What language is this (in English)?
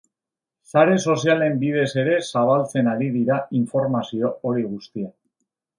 Basque